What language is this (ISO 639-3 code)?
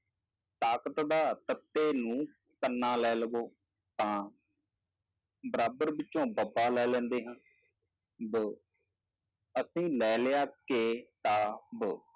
pan